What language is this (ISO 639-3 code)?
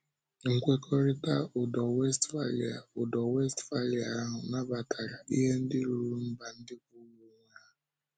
ibo